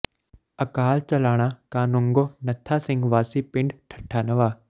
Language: Punjabi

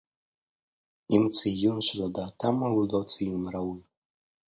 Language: Hebrew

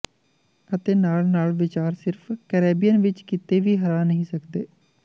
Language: Punjabi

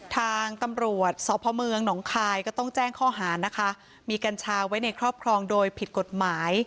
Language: Thai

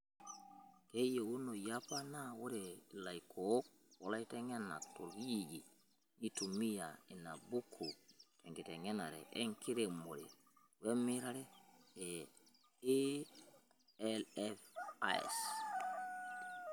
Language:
Masai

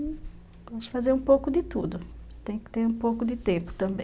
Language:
Portuguese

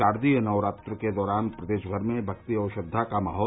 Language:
Hindi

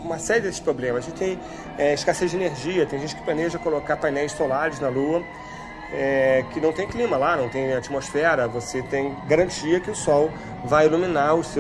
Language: Portuguese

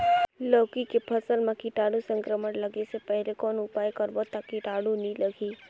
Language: Chhattisgarhi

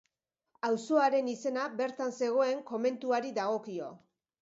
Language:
Basque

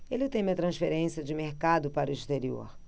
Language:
Portuguese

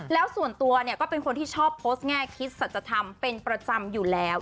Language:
Thai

